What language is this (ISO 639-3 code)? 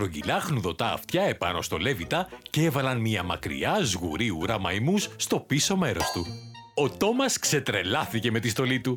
ell